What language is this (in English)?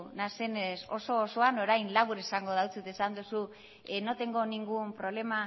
Basque